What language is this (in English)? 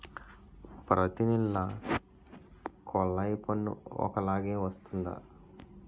Telugu